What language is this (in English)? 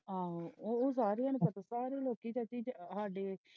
Punjabi